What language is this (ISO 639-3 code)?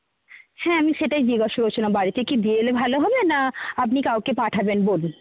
ben